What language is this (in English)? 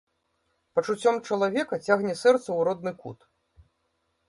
Belarusian